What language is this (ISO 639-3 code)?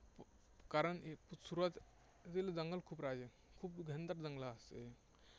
mar